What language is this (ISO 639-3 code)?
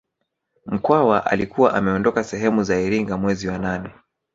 swa